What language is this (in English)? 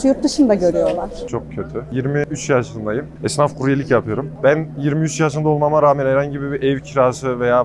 Turkish